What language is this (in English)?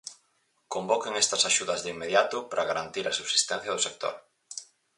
Galician